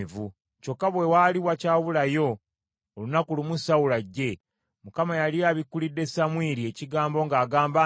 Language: Ganda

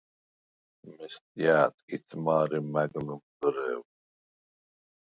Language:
Svan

